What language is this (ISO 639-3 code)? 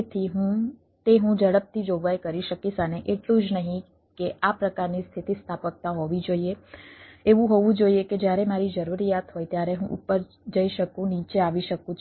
guj